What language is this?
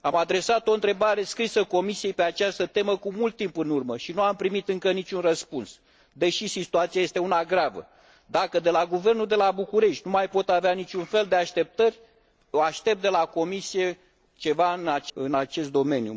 Romanian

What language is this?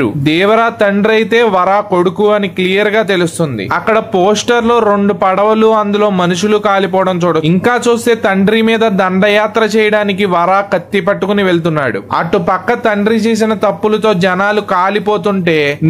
Telugu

